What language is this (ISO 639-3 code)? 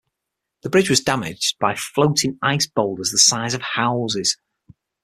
eng